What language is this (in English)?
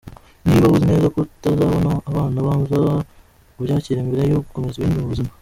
Kinyarwanda